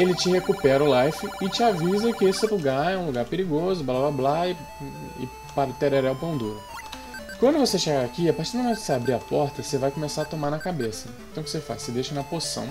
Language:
Portuguese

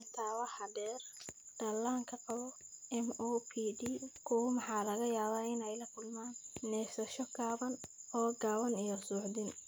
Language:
Somali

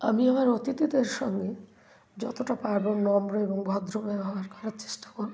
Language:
Bangla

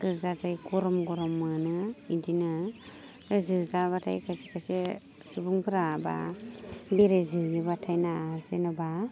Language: Bodo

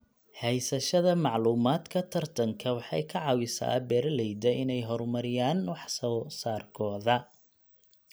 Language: Somali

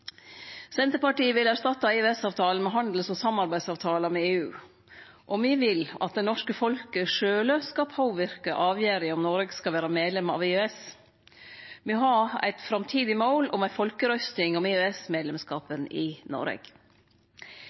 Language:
Norwegian Nynorsk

